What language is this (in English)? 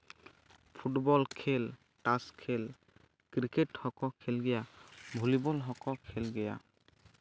Santali